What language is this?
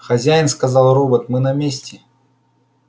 Russian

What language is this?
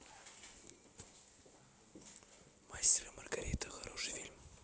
Russian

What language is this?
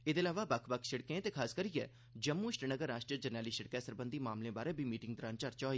Dogri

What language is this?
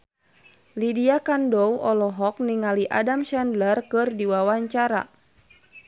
Sundanese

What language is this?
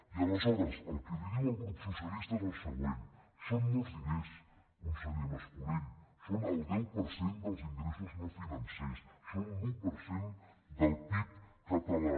Catalan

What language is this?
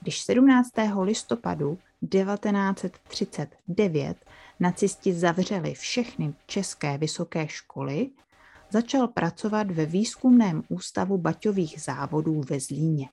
Czech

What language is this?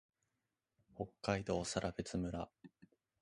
Japanese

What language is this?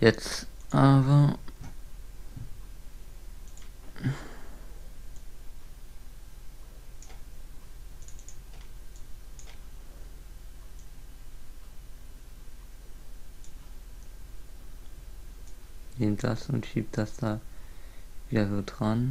German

